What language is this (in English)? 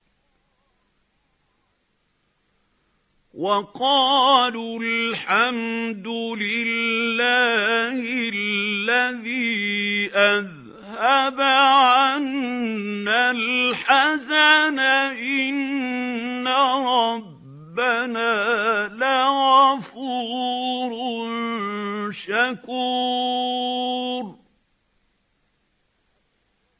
Arabic